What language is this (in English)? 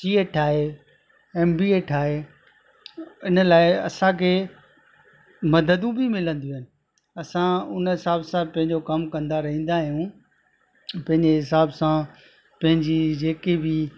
Sindhi